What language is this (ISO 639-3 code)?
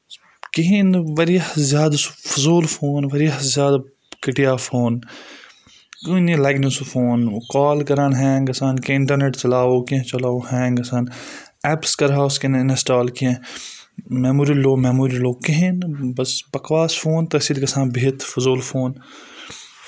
kas